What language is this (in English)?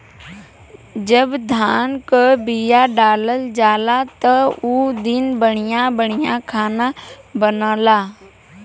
Bhojpuri